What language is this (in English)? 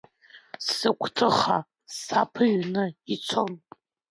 Abkhazian